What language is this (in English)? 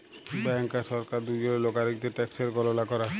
Bangla